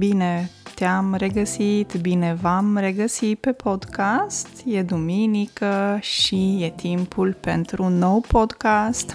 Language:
Romanian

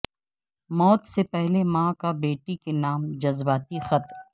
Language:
Urdu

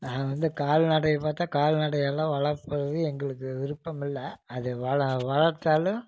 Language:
Tamil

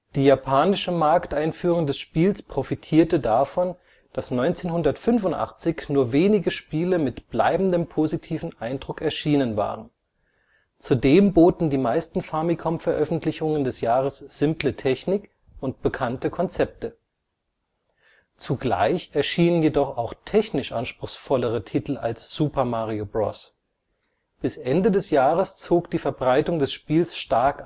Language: German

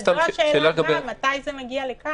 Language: Hebrew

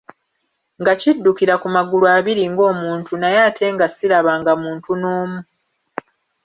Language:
Ganda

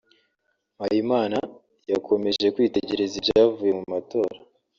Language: Kinyarwanda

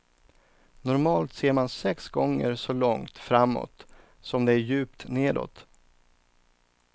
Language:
Swedish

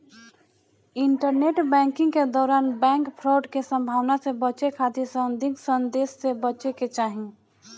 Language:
Bhojpuri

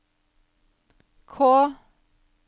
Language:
Norwegian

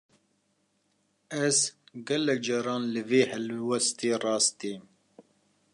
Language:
Kurdish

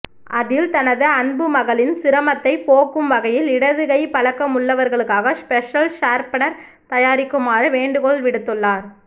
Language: Tamil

